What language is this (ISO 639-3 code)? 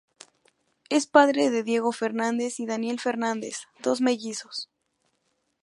spa